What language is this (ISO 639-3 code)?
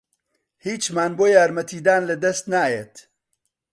ckb